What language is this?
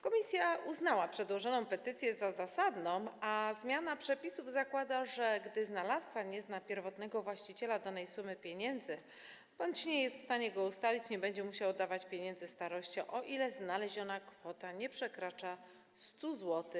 Polish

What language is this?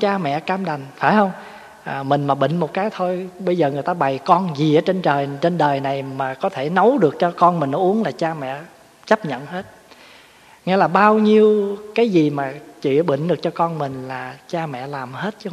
Vietnamese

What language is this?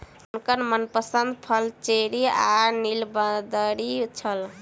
Maithili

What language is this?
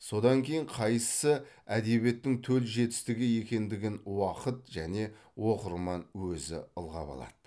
Kazakh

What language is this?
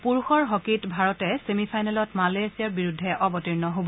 Assamese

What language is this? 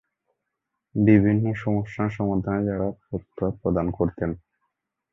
Bangla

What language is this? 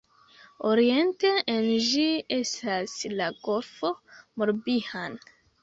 Esperanto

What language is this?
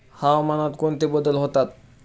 Marathi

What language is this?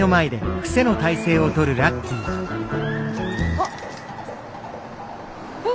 Japanese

